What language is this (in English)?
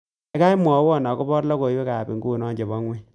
Kalenjin